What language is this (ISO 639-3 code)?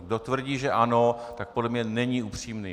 ces